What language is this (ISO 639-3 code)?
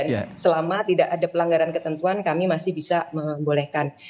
ind